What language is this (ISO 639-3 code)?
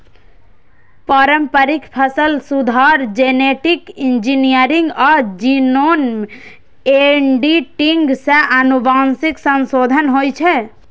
mai